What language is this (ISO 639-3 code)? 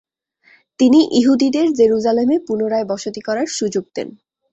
ben